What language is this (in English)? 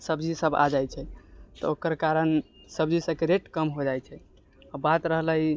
Maithili